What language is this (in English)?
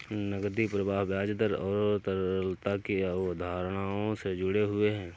Hindi